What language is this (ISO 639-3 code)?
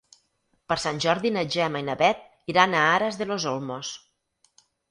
cat